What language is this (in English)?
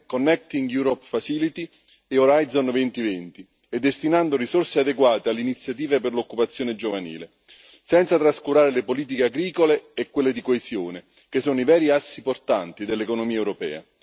Italian